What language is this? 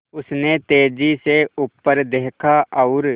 Hindi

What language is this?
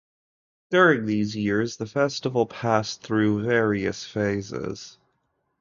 English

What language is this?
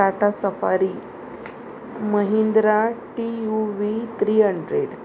Konkani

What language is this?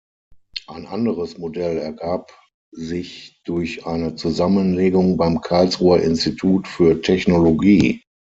German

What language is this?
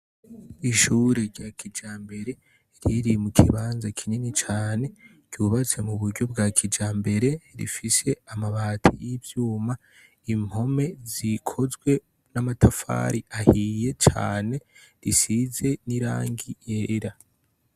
Rundi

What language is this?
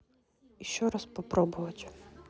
Russian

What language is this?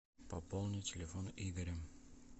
Russian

